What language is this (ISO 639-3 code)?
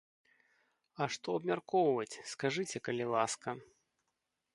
bel